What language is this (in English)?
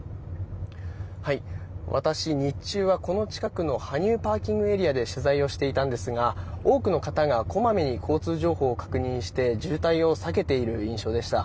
Japanese